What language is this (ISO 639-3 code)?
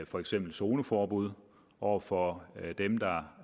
dan